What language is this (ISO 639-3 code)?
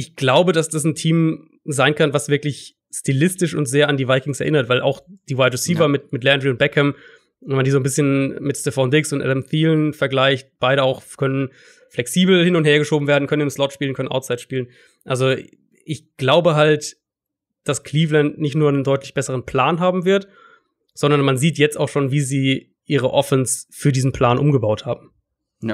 deu